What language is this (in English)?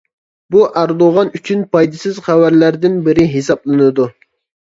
Uyghur